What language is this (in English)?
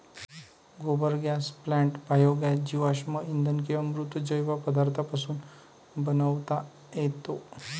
Marathi